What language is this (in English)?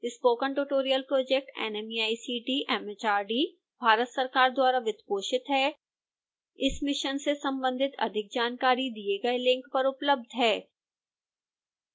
Hindi